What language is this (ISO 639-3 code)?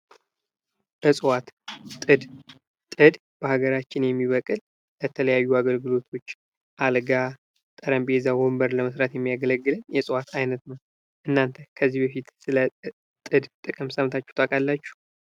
amh